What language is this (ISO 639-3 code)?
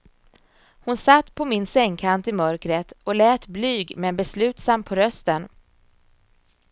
swe